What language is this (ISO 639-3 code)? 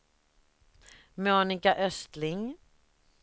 swe